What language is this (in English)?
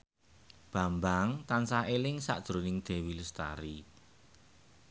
Javanese